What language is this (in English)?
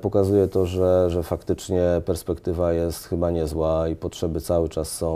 Polish